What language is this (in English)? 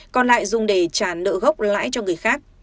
Vietnamese